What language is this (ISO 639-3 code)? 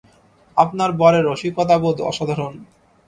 ben